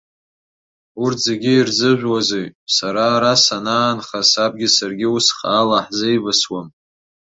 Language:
Abkhazian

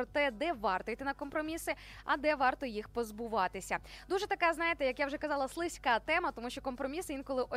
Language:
Ukrainian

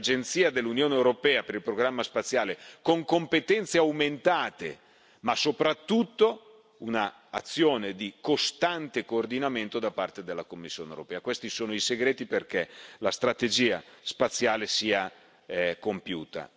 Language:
Italian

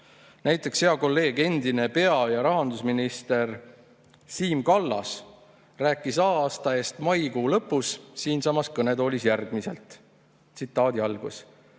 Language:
Estonian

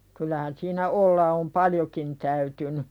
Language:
Finnish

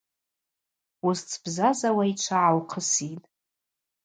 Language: Abaza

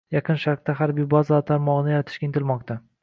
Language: Uzbek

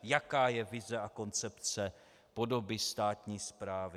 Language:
Czech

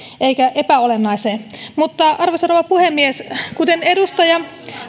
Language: Finnish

